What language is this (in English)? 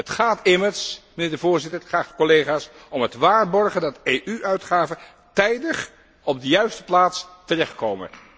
Dutch